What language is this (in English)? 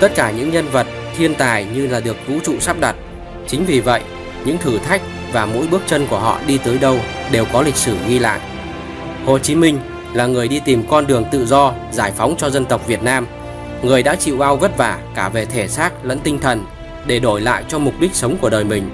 Vietnamese